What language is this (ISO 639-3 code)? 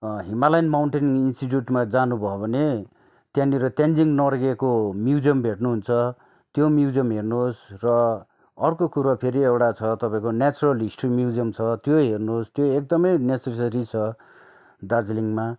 nep